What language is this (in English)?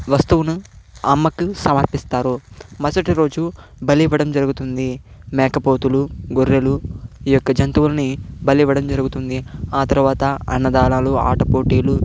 Telugu